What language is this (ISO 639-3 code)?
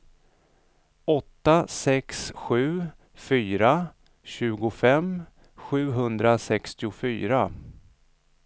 swe